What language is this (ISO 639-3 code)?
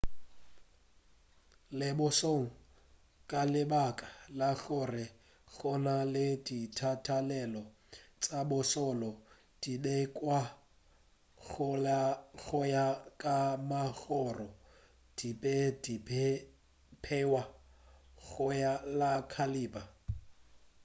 nso